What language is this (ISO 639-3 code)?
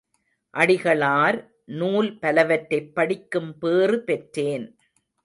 tam